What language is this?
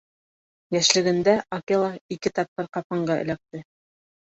Bashkir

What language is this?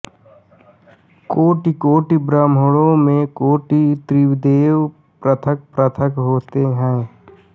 Hindi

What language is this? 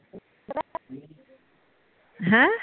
Punjabi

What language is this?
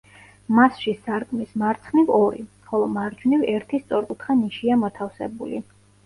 Georgian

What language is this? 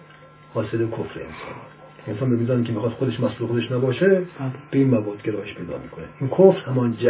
Persian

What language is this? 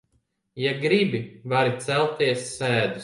Latvian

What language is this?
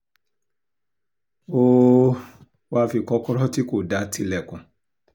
Yoruba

